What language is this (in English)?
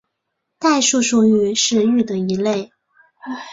Chinese